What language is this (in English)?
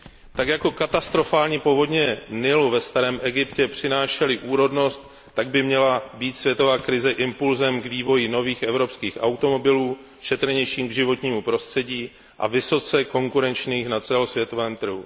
Czech